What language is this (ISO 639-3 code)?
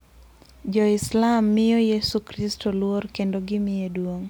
luo